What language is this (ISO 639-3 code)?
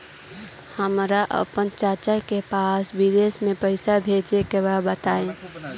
bho